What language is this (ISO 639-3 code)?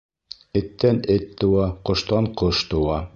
bak